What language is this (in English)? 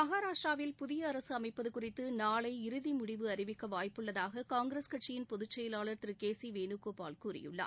Tamil